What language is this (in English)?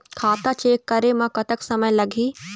Chhattisgarhi